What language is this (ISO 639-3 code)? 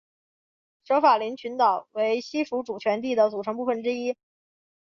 zho